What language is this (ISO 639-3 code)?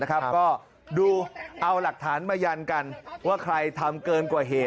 tha